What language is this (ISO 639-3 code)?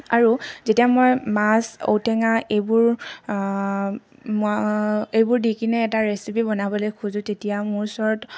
asm